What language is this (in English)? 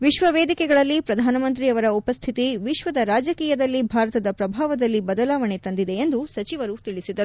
Kannada